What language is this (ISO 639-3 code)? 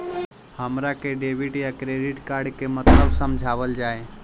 bho